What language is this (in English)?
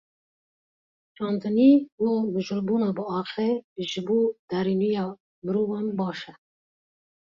Kurdish